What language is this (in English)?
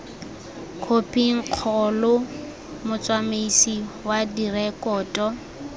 Tswana